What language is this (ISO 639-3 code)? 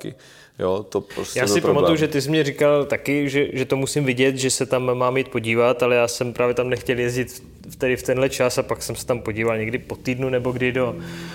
ces